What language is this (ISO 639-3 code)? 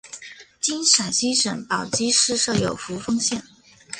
zho